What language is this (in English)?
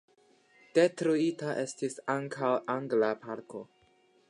Esperanto